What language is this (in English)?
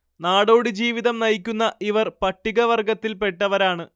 Malayalam